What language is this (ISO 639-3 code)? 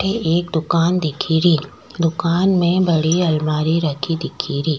raj